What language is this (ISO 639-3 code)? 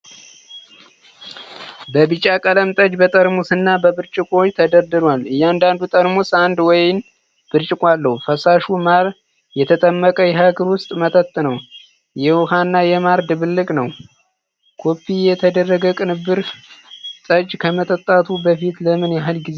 amh